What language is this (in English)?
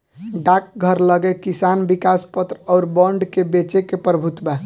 Bhojpuri